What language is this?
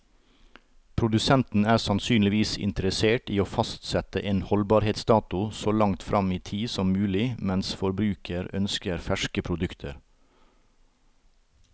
Norwegian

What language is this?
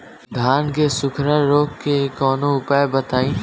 Bhojpuri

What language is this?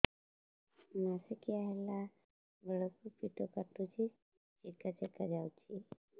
Odia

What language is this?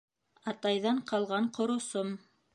Bashkir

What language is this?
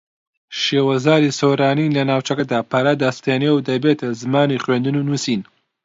Central Kurdish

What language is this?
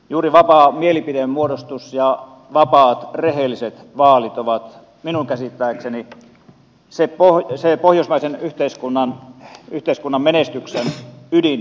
Finnish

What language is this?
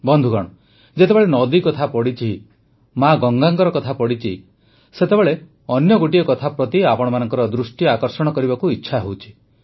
Odia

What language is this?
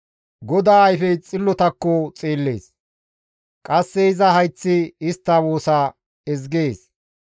Gamo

